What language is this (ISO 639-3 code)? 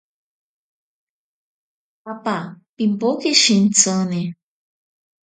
prq